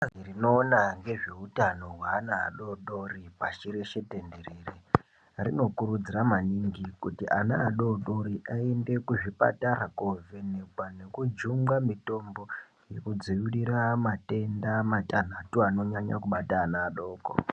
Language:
Ndau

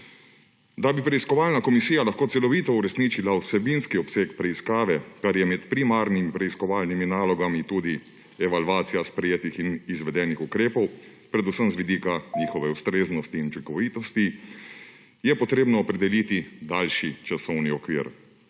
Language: Slovenian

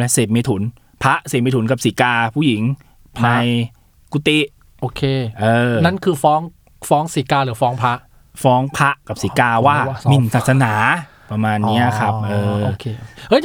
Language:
Thai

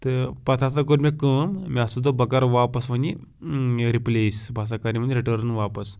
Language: Kashmiri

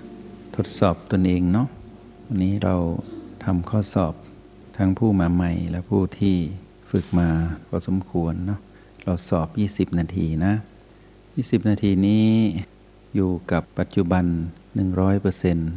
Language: Thai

